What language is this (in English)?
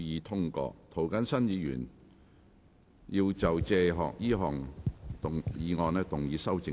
Cantonese